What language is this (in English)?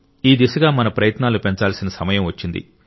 Telugu